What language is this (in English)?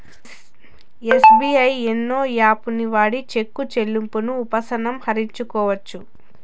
Telugu